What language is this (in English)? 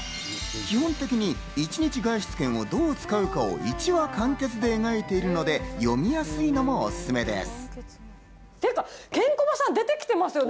Japanese